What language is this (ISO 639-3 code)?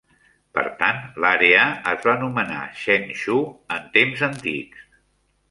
cat